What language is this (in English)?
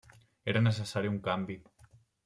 Catalan